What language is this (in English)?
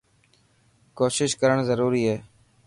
Dhatki